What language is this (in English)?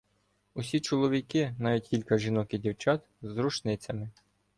Ukrainian